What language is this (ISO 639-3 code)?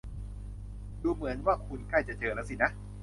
tha